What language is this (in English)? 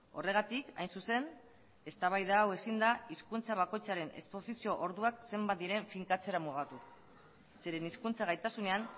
Basque